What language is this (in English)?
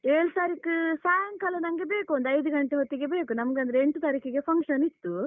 Kannada